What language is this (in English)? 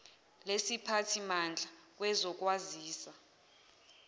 Zulu